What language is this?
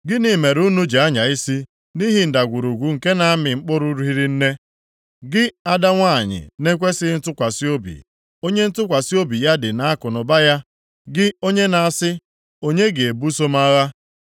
Igbo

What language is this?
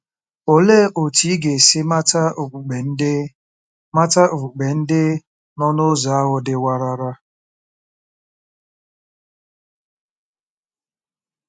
Igbo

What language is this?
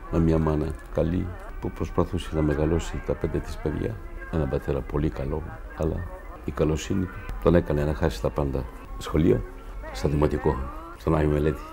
Greek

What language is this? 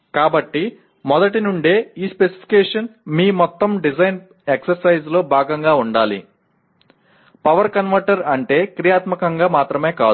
Telugu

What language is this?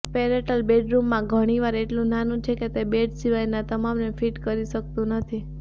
Gujarati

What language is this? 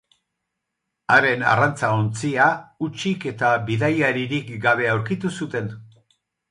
Basque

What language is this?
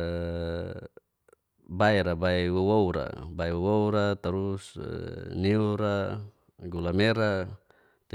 Geser-Gorom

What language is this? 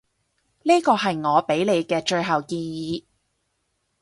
Cantonese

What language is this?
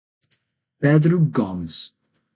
Portuguese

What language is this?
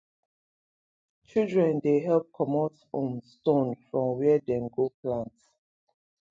Nigerian Pidgin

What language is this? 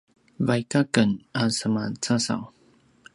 Paiwan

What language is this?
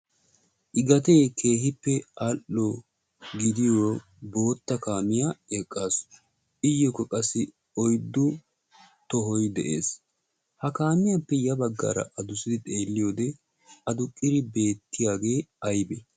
Wolaytta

